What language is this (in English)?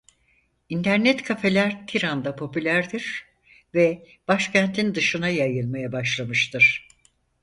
Turkish